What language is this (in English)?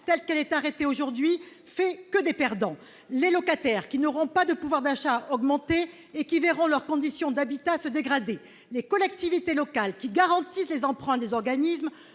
French